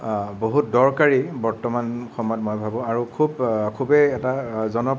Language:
Assamese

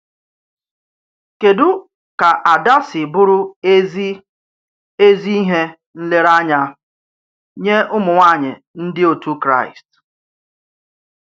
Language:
Igbo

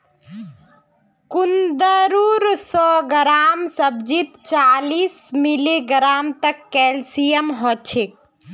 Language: Magahi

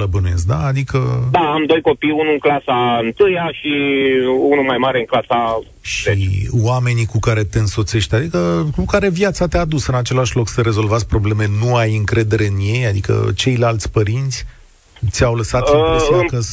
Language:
Romanian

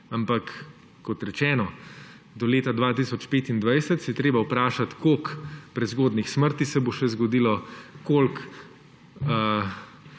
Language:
Slovenian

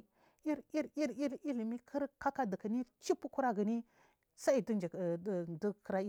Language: Marghi South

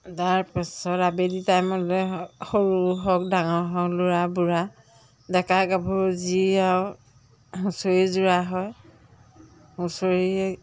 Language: Assamese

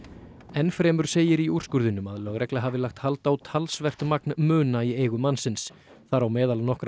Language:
Icelandic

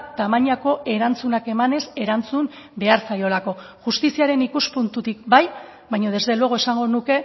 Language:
Basque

